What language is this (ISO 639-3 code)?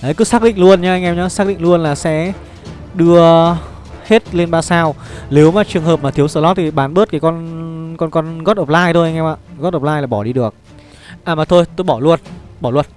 vie